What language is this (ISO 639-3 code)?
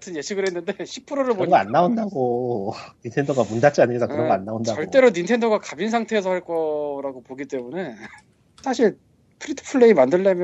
kor